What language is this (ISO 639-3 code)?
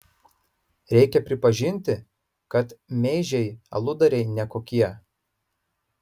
lit